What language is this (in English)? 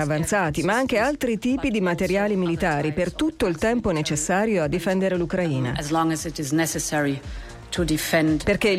Italian